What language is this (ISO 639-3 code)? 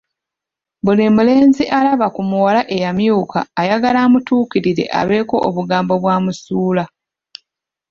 lug